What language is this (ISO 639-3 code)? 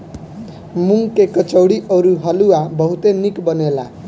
bho